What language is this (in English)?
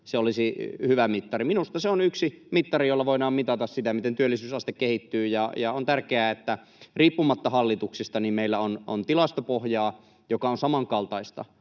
Finnish